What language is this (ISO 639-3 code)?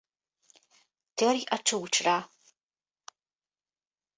hun